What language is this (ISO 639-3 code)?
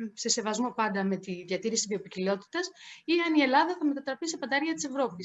ell